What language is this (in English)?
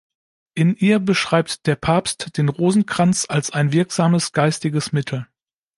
German